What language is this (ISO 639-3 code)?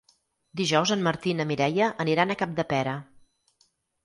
cat